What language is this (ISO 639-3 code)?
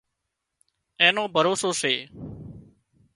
kxp